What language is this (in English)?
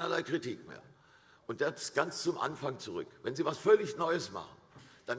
German